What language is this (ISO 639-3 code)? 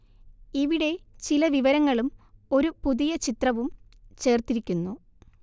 mal